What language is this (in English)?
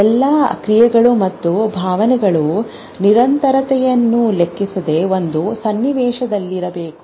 Kannada